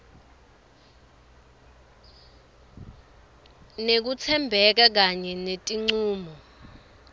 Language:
Swati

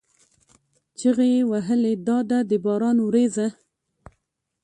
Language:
Pashto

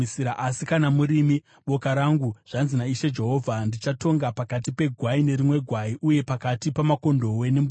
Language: Shona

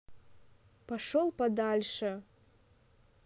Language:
Russian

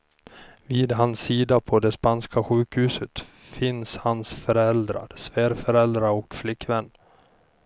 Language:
Swedish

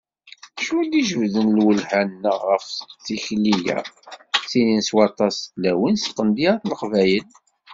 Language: Kabyle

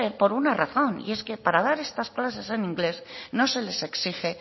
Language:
Spanish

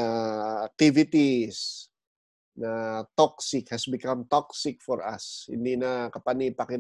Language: Filipino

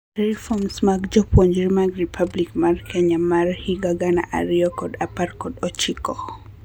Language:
Luo (Kenya and Tanzania)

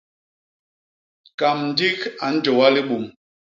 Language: Basaa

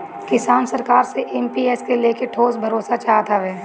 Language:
Bhojpuri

